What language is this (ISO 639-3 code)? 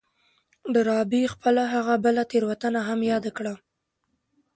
pus